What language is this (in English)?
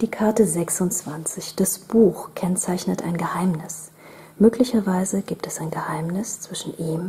German